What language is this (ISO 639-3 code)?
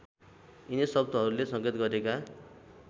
nep